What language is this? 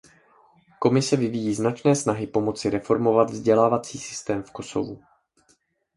Czech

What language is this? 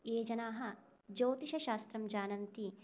Sanskrit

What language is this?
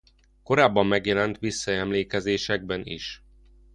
Hungarian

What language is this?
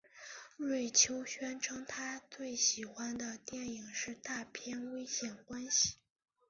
Chinese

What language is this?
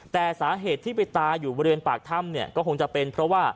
Thai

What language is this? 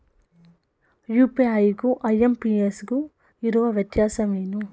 Kannada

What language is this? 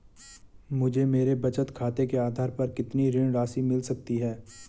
Hindi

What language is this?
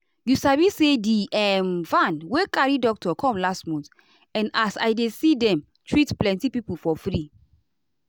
Nigerian Pidgin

